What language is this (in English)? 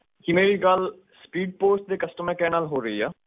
Punjabi